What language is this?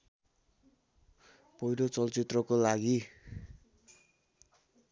Nepali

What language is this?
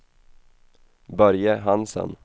Swedish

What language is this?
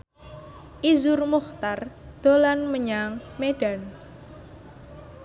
Javanese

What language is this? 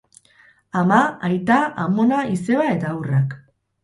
Basque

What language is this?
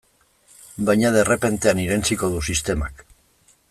Basque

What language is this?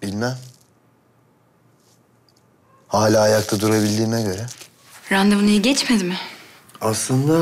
Turkish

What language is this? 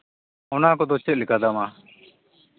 Santali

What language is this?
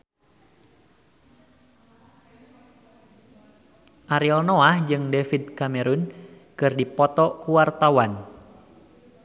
Sundanese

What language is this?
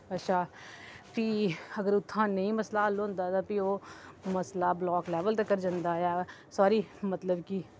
Dogri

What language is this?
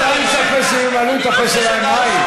Hebrew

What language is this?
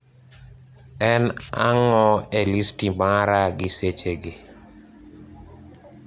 Luo (Kenya and Tanzania)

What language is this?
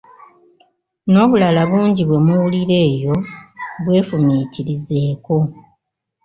Ganda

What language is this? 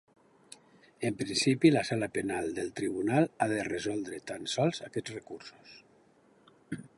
Catalan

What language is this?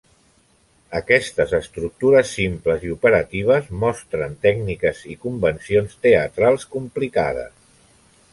Catalan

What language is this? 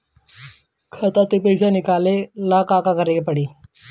Bhojpuri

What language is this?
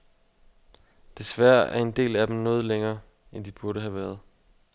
Danish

